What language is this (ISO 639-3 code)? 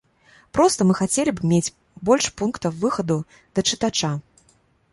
bel